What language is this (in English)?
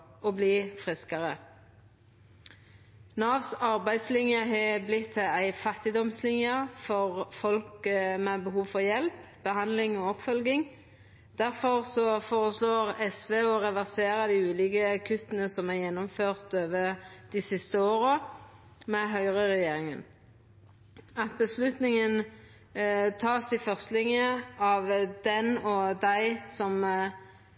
Norwegian Nynorsk